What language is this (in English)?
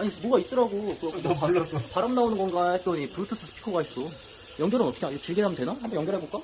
Korean